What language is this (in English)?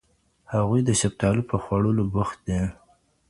Pashto